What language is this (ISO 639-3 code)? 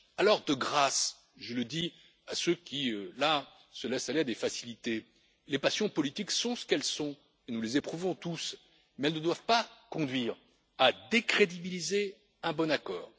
fra